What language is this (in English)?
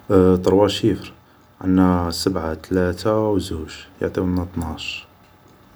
Algerian Arabic